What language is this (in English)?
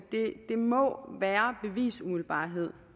Danish